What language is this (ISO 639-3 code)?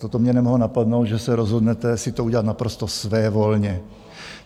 ces